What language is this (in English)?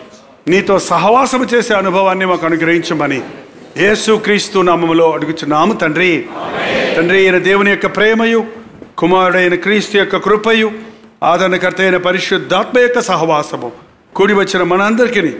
Hindi